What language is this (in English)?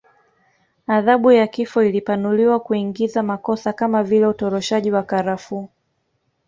Swahili